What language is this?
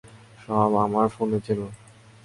Bangla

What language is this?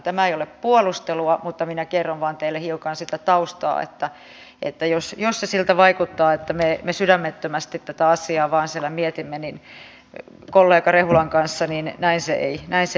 Finnish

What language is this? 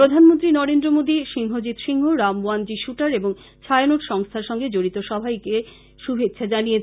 Bangla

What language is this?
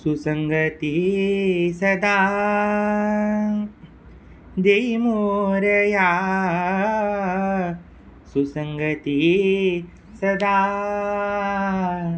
Konkani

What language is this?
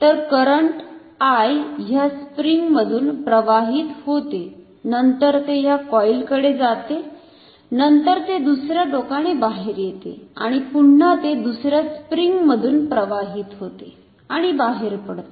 Marathi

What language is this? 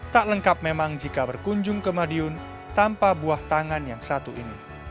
Indonesian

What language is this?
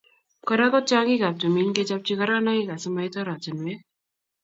Kalenjin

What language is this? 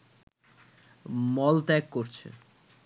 Bangla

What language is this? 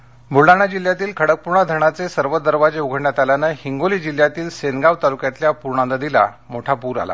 Marathi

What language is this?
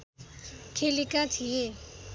Nepali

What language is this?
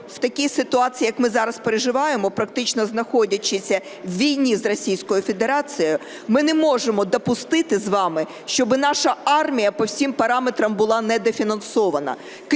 Ukrainian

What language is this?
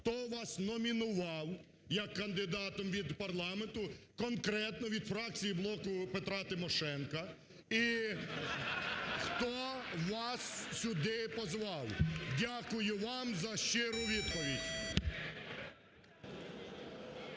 Ukrainian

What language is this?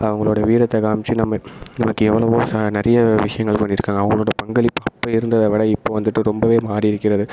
Tamil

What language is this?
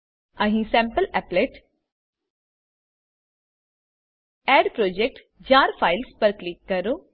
Gujarati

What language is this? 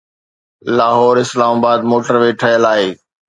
Sindhi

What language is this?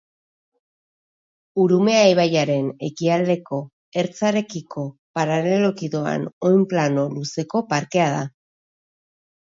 Basque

